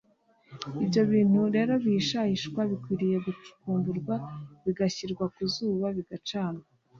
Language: Kinyarwanda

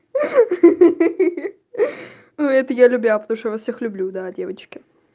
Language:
Russian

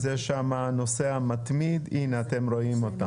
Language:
Hebrew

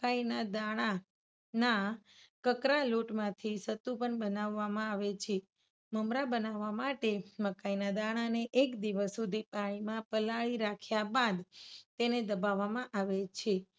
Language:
Gujarati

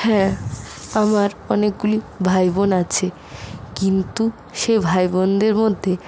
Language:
Bangla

